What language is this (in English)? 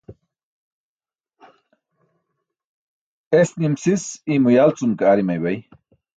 Burushaski